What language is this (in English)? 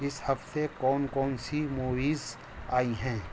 Urdu